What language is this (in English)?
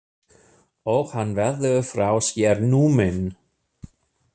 Icelandic